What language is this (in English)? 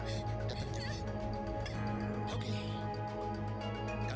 Indonesian